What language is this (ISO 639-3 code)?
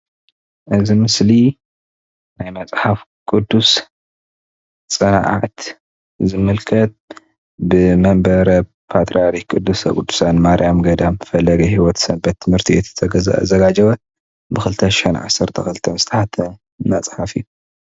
tir